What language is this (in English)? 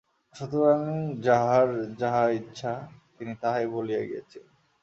Bangla